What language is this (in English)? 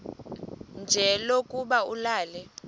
Xhosa